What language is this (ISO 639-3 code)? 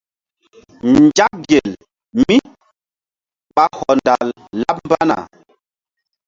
mdd